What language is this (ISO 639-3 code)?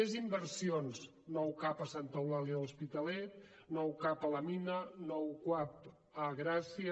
cat